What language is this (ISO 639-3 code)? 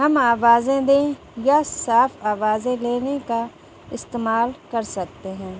urd